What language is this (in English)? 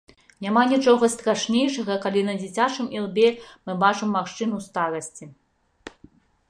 Belarusian